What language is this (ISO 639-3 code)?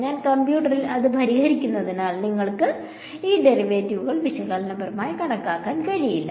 mal